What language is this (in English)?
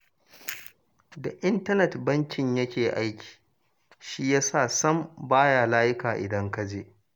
Hausa